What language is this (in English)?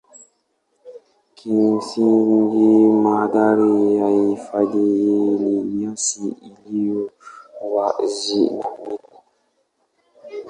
Swahili